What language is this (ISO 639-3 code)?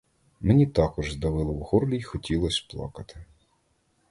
ukr